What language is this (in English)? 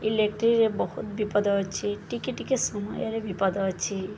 Odia